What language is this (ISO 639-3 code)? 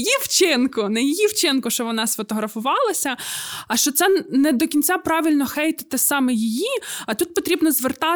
ukr